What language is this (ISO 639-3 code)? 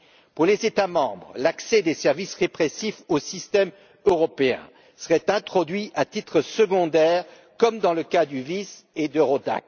fra